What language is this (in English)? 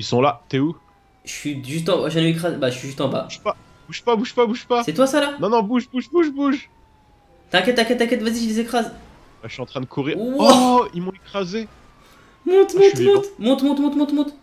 French